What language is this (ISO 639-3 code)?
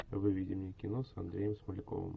rus